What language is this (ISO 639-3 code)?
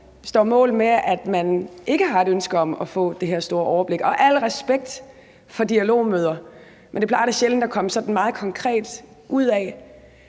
dan